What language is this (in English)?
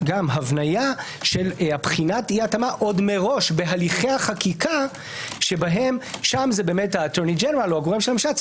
Hebrew